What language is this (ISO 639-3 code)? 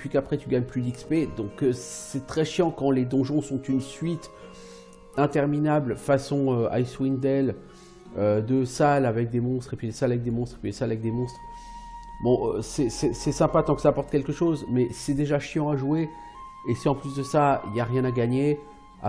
fra